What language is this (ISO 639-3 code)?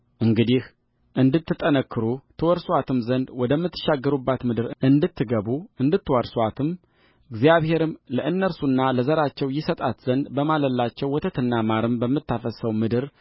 amh